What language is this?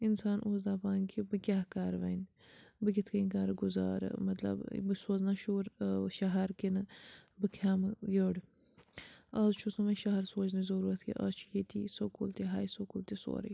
Kashmiri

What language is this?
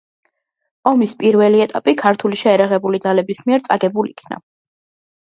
Georgian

